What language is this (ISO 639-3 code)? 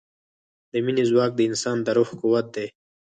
pus